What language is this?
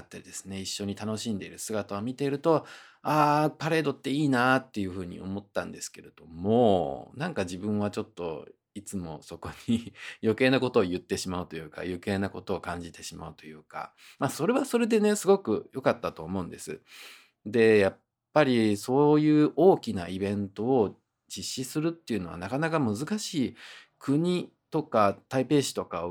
Japanese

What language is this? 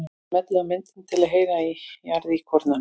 Icelandic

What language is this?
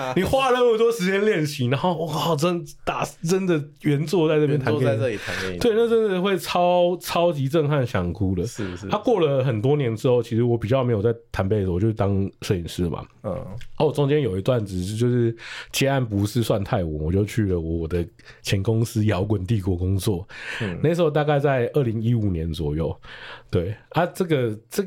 Chinese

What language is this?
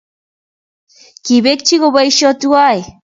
Kalenjin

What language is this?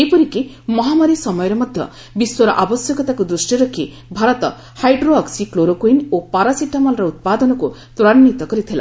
Odia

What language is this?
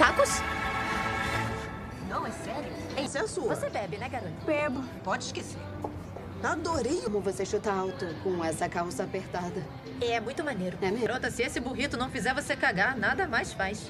Portuguese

